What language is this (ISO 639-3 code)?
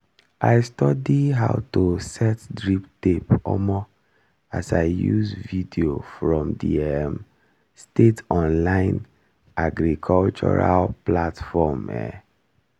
pcm